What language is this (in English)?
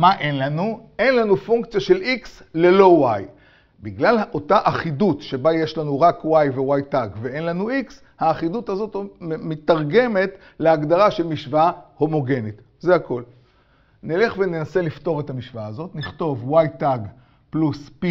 Hebrew